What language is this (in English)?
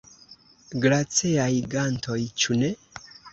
Esperanto